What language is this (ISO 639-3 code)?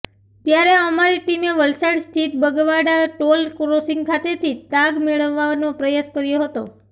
guj